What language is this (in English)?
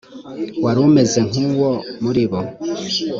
Kinyarwanda